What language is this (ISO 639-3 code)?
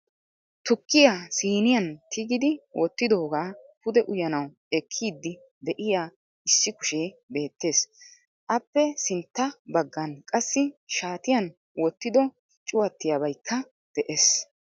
wal